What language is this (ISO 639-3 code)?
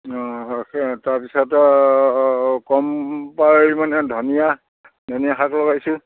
asm